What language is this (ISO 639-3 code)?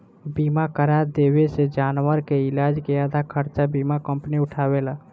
bho